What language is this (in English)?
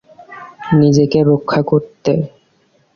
Bangla